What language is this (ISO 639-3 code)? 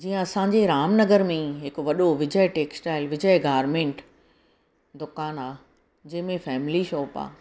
snd